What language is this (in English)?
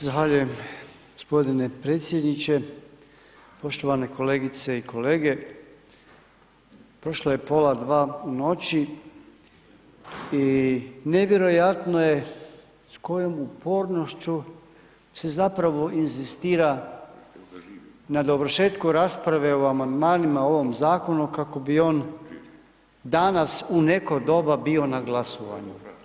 Croatian